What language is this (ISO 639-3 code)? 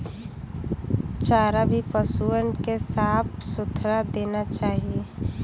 bho